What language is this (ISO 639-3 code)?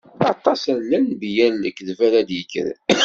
kab